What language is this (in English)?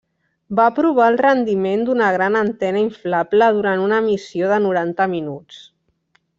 Catalan